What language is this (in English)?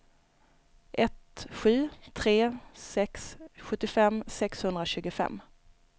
Swedish